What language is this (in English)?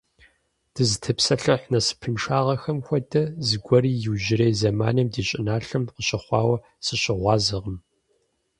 Kabardian